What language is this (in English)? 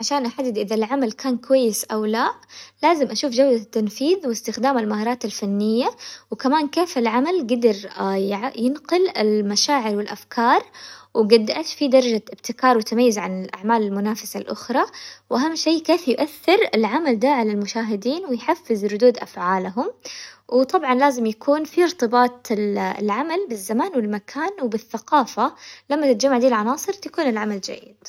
Hijazi Arabic